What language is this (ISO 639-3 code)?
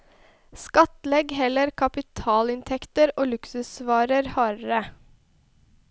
nor